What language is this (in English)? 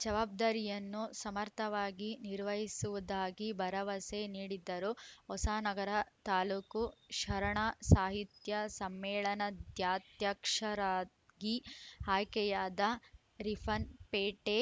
Kannada